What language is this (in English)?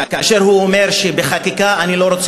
Hebrew